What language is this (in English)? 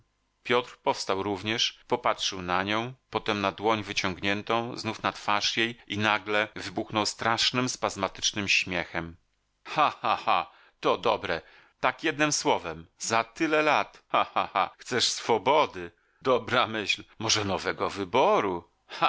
Polish